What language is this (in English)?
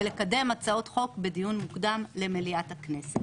Hebrew